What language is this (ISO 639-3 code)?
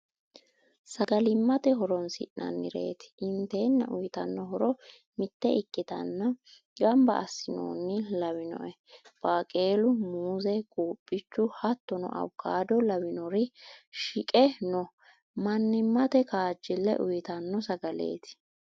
sid